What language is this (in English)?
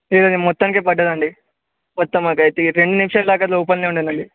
Telugu